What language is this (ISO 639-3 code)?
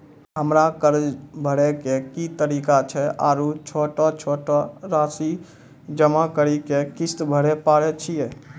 mai